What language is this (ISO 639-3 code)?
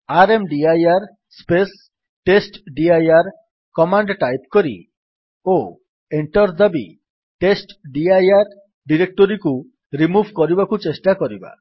ori